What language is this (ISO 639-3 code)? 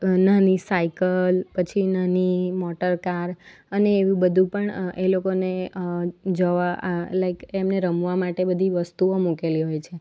guj